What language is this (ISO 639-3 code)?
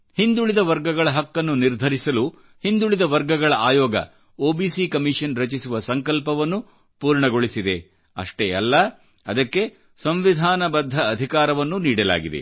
kan